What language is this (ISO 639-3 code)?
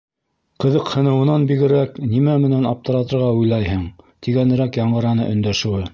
bak